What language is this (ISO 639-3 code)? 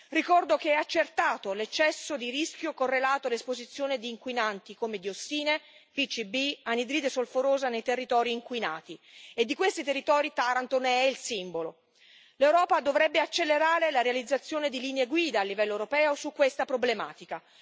ita